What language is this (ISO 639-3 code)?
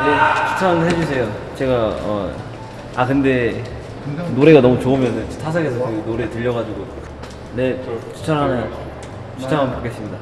kor